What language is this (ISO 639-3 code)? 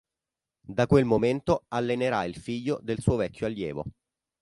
ita